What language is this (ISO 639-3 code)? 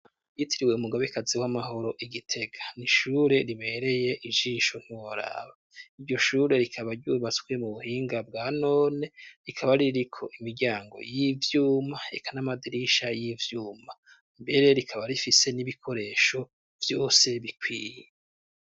run